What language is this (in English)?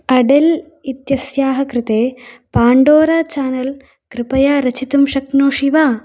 Sanskrit